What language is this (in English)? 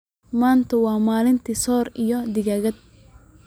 Somali